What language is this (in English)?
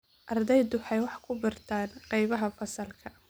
Somali